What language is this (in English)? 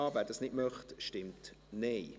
Swiss German